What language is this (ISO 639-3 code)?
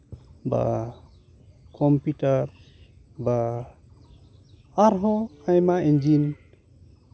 sat